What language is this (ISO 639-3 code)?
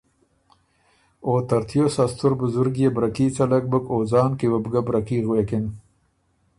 oru